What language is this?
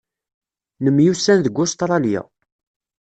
Kabyle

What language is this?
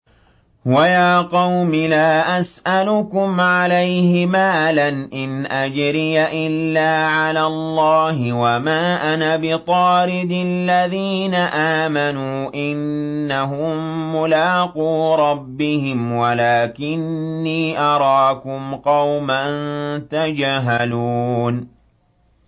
Arabic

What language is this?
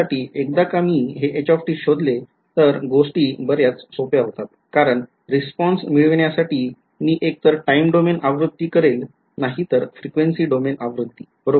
Marathi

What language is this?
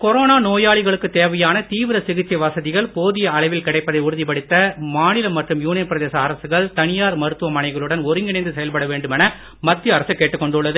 Tamil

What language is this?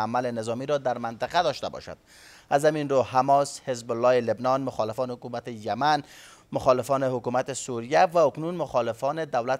Persian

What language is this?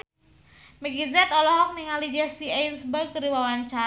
Sundanese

